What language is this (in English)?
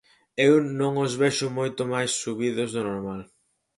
Galician